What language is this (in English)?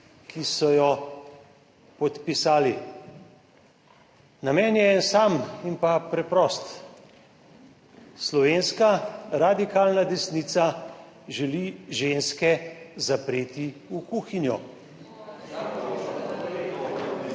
Slovenian